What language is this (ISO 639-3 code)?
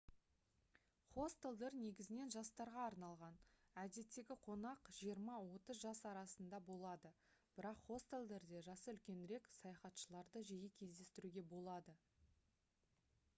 kaz